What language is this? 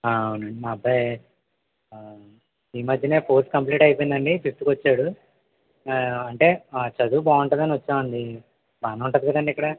Telugu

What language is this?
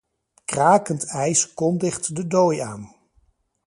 Dutch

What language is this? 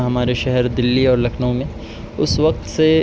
Urdu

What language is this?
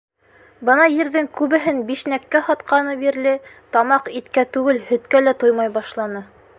Bashkir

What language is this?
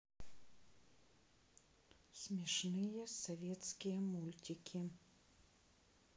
Russian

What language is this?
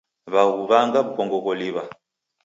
Taita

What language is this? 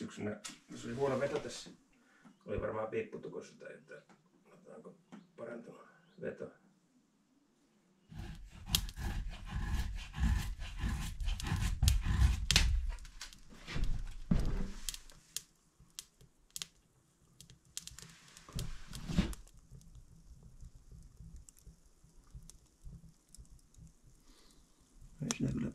Finnish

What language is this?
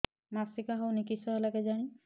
Odia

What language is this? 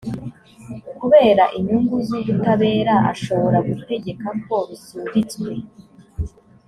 Kinyarwanda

